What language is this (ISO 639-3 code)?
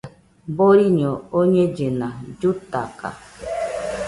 hux